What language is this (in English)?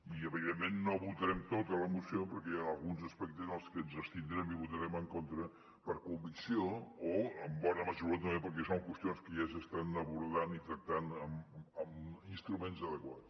Catalan